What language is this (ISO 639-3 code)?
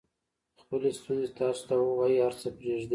pus